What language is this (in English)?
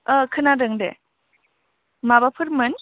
Bodo